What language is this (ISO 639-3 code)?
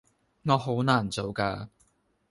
yue